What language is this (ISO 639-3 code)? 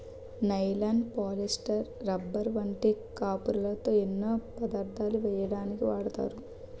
tel